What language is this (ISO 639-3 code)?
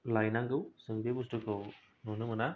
brx